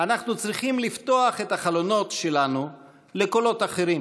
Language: Hebrew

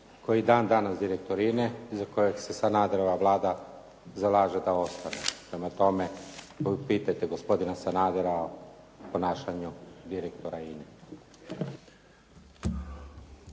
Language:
Croatian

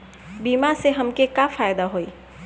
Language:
Bhojpuri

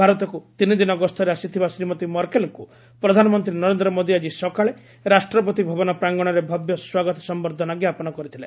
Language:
Odia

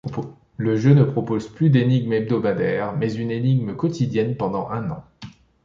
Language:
French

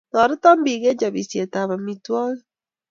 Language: Kalenjin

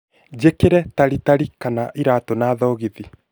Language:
Kikuyu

